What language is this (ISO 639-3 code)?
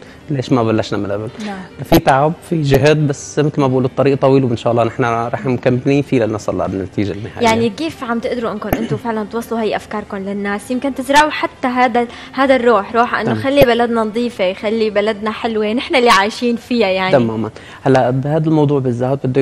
ara